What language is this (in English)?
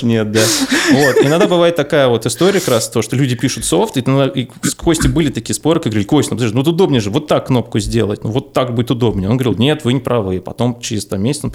Russian